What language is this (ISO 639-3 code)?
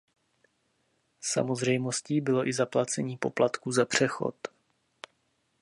ces